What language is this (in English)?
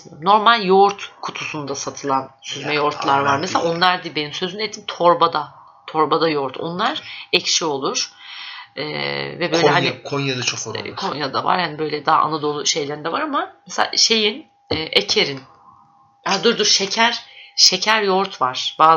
Turkish